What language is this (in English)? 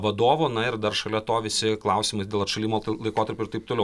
Lithuanian